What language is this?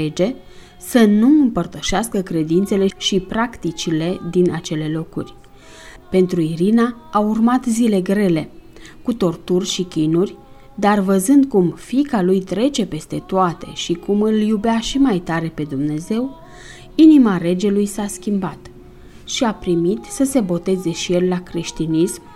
Romanian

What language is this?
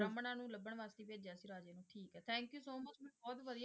Punjabi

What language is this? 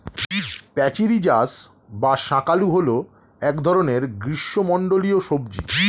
Bangla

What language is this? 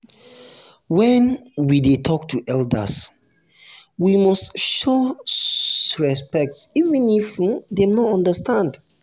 Nigerian Pidgin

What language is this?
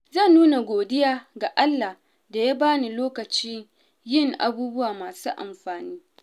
Hausa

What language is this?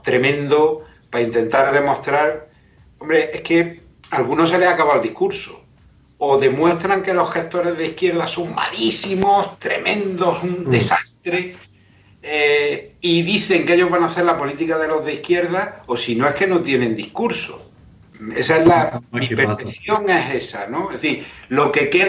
Spanish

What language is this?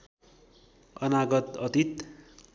Nepali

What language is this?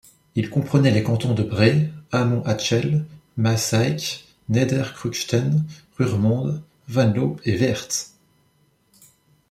French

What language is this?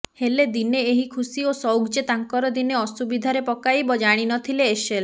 Odia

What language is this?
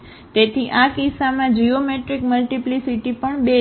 Gujarati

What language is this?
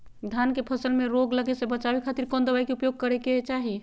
Magahi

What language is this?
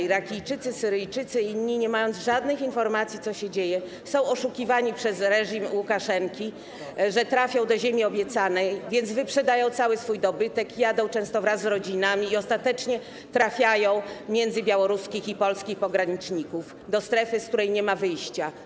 Polish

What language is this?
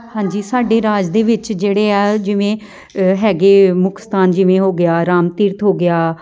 Punjabi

